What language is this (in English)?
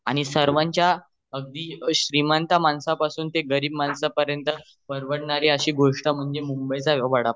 Marathi